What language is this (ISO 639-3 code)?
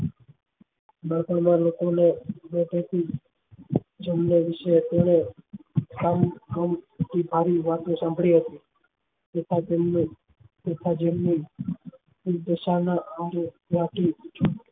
guj